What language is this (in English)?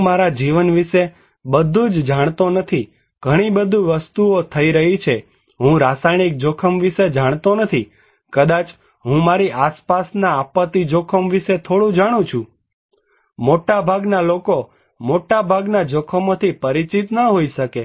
Gujarati